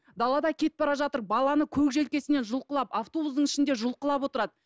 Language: Kazakh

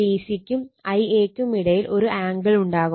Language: Malayalam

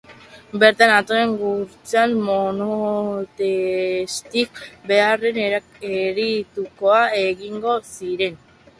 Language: Basque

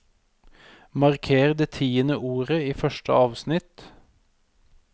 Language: Norwegian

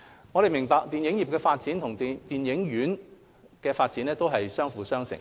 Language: Cantonese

